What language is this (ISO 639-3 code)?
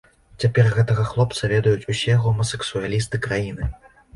bel